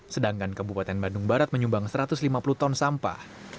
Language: Indonesian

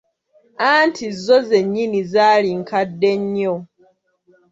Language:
Ganda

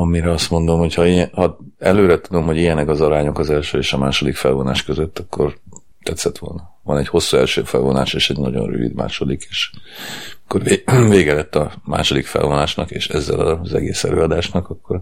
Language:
Hungarian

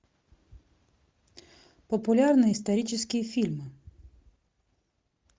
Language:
Russian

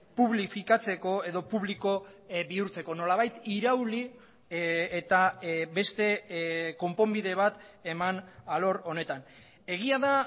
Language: Basque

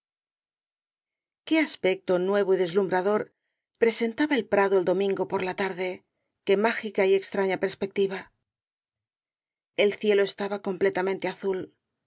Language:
Spanish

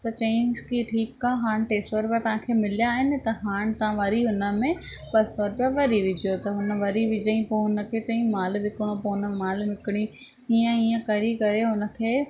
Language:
Sindhi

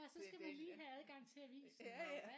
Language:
Danish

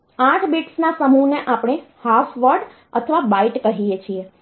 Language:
Gujarati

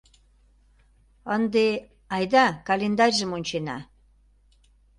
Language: Mari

